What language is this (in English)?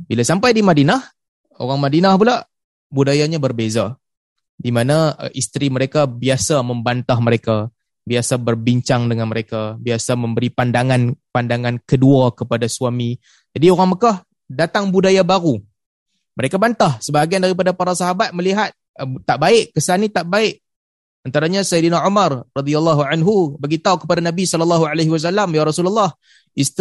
Malay